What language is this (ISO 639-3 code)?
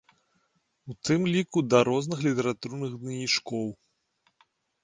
bel